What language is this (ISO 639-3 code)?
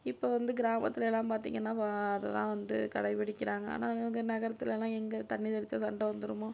tam